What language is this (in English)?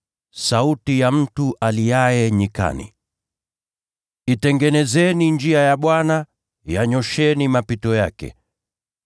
Swahili